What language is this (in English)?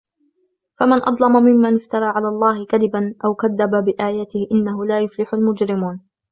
Arabic